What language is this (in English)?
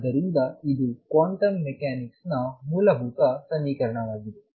Kannada